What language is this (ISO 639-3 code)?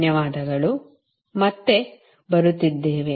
kan